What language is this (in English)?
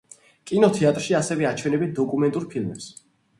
Georgian